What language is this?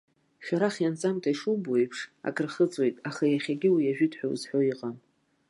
Abkhazian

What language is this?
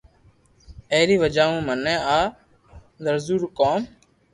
Loarki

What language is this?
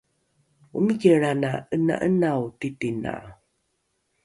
Rukai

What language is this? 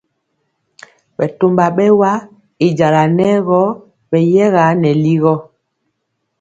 Mpiemo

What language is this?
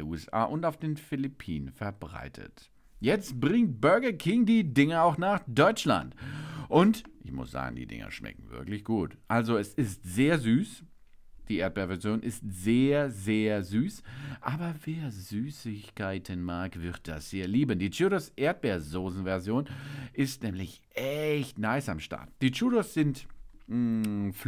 German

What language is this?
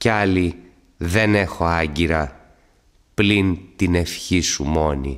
Greek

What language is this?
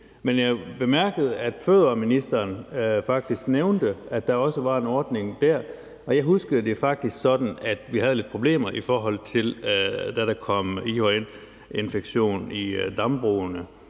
Danish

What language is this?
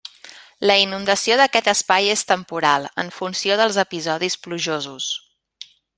Catalan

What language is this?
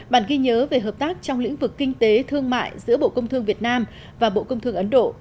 Vietnamese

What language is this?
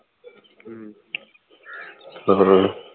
Punjabi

